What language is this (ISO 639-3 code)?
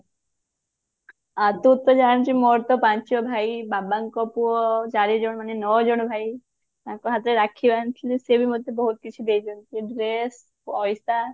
ori